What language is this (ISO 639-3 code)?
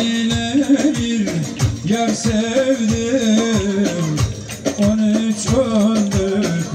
ara